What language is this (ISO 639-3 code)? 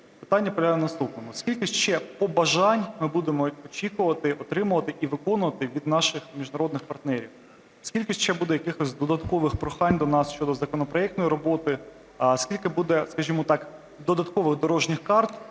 ukr